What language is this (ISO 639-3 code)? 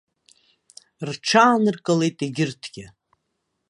abk